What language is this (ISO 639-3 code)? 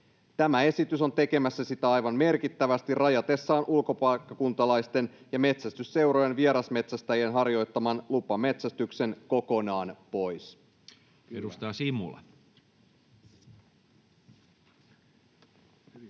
fin